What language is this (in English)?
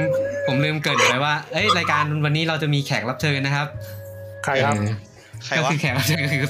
Thai